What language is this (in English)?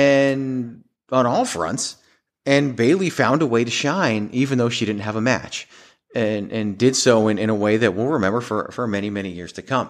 English